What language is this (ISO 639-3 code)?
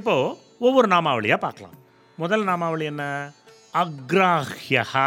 tam